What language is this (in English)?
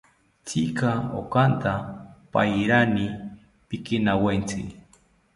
South Ucayali Ashéninka